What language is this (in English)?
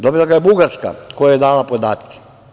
Serbian